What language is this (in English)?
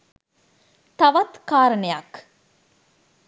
Sinhala